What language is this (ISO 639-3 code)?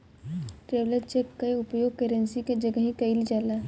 bho